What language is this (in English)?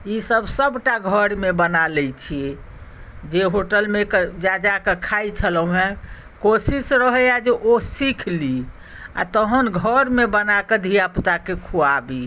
Maithili